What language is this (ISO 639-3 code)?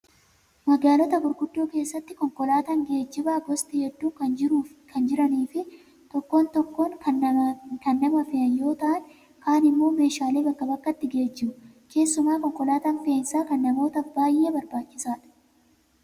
orm